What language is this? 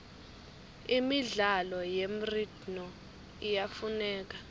Swati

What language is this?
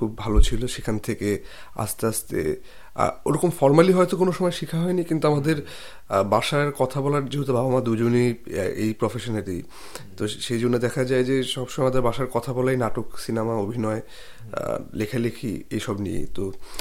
Bangla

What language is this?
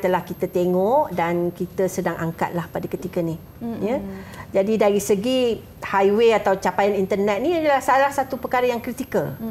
Malay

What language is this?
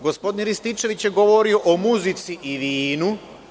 Serbian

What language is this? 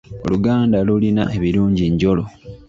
Ganda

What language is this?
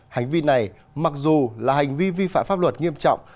Vietnamese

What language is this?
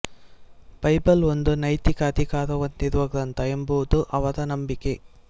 Kannada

